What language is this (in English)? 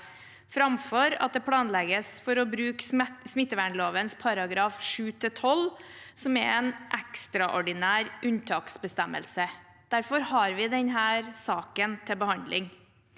Norwegian